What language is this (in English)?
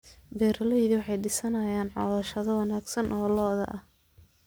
Somali